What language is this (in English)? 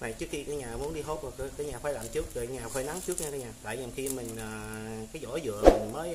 Vietnamese